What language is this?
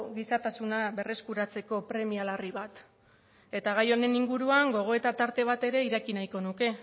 Basque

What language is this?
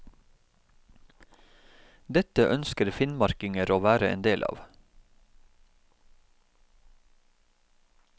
Norwegian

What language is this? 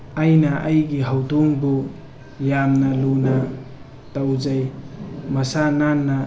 Manipuri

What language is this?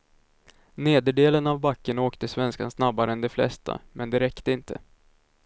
Swedish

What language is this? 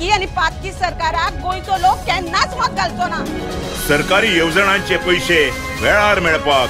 Hindi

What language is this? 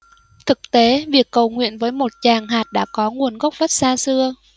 Vietnamese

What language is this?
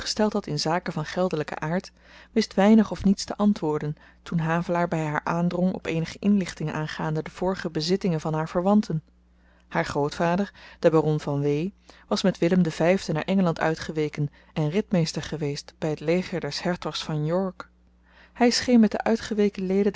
Dutch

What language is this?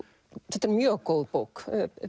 Icelandic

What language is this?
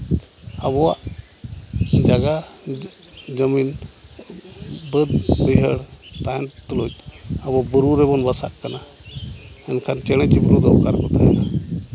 Santali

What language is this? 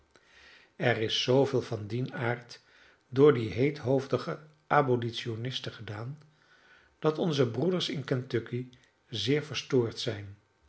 Dutch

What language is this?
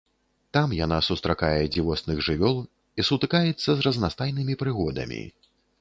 Belarusian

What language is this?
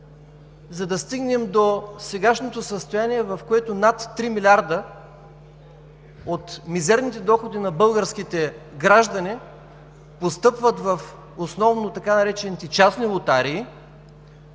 Bulgarian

